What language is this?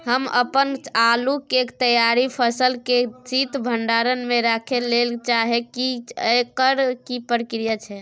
Maithili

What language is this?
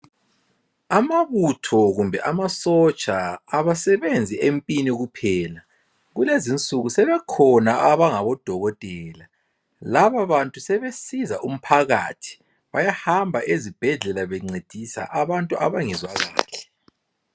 North Ndebele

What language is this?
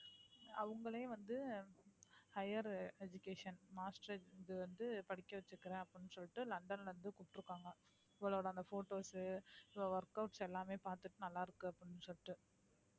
Tamil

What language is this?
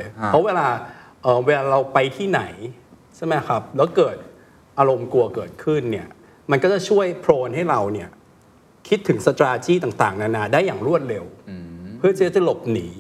Thai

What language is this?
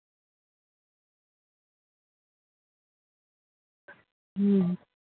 Santali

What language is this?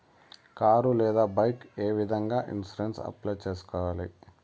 Telugu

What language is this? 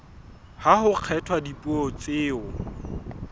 Southern Sotho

